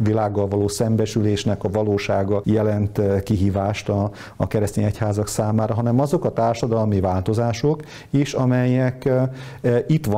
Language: Hungarian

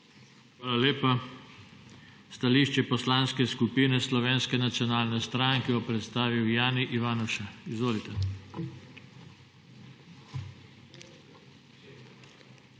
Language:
Slovenian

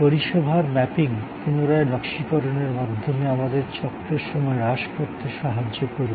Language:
Bangla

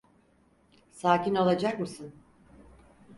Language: Turkish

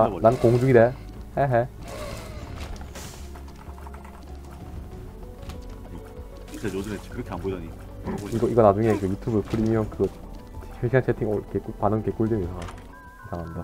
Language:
Korean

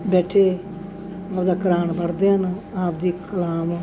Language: Punjabi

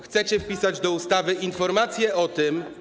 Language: Polish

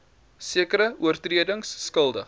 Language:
Afrikaans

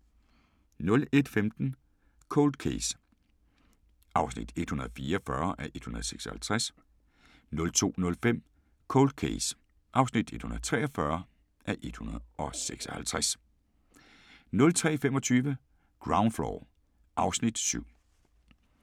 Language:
Danish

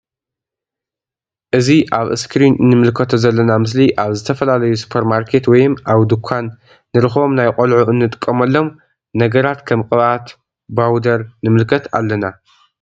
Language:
Tigrinya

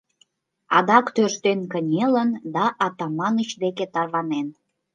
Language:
Mari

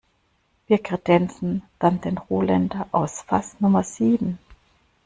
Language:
German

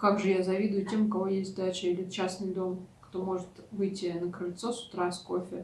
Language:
Russian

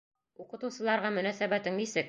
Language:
Bashkir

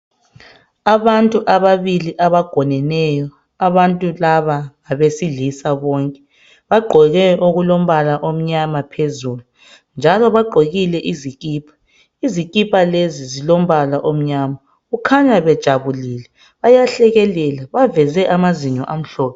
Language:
North Ndebele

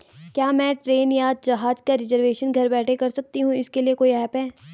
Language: Hindi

